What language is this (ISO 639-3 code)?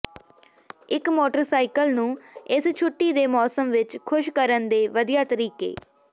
pan